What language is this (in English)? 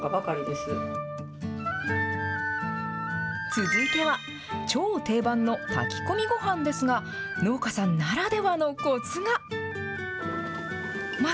Japanese